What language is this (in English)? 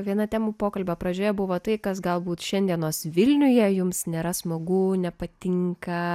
Lithuanian